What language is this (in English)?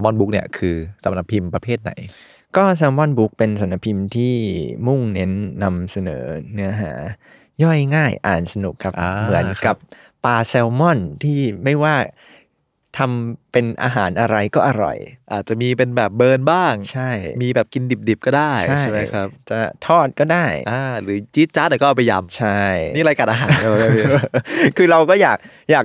Thai